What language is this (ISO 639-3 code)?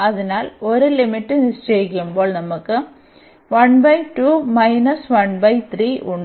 mal